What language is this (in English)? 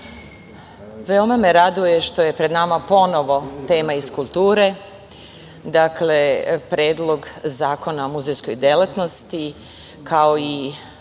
Serbian